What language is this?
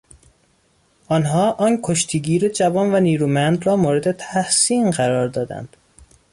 Persian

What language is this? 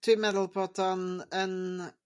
Welsh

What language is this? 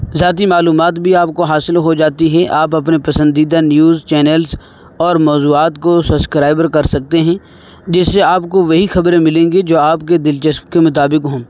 Urdu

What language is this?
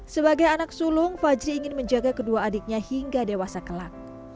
Indonesian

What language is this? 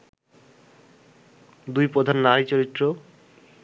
Bangla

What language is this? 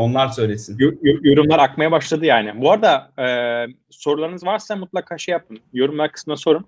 Turkish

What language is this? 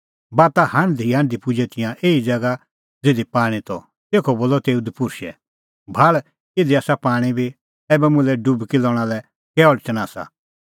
Kullu Pahari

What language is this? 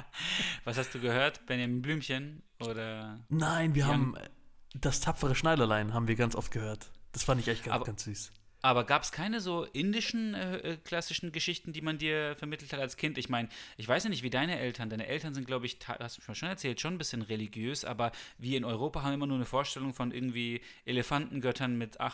German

